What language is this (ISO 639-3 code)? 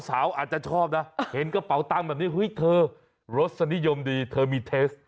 tha